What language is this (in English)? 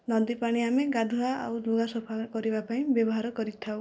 Odia